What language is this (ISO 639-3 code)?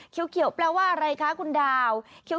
tha